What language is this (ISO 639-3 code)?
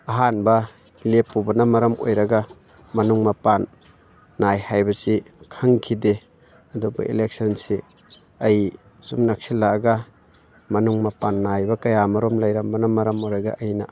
mni